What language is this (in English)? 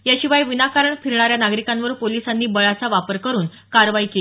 Marathi